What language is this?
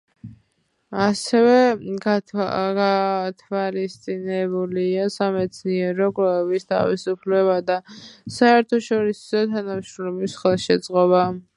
Georgian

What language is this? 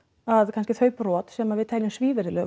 Icelandic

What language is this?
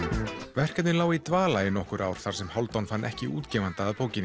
Icelandic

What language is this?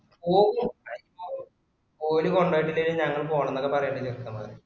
Malayalam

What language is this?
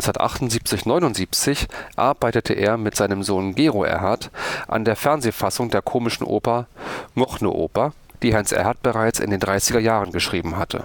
German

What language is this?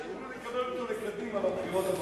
Hebrew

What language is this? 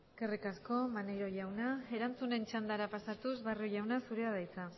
Basque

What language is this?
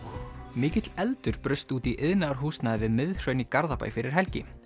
Icelandic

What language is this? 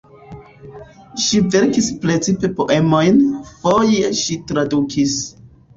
Esperanto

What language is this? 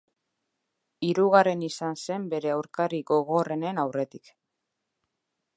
Basque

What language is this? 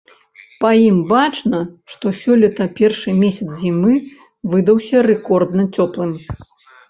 Belarusian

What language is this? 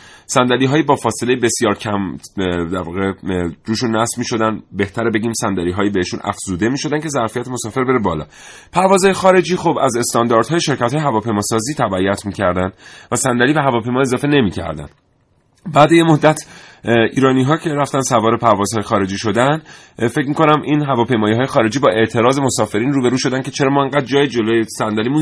Persian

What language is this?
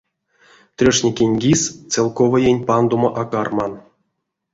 Erzya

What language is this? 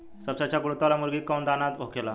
Bhojpuri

